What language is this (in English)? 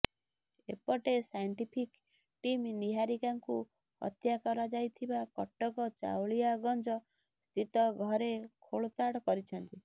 Odia